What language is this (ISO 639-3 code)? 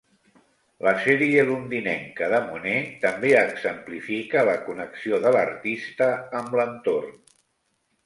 cat